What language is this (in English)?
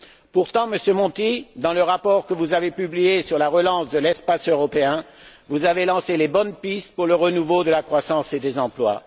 French